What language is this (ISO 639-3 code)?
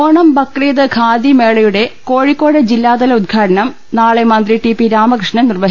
mal